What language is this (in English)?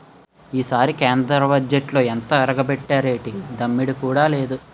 Telugu